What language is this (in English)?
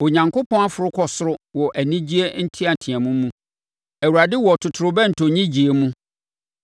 Akan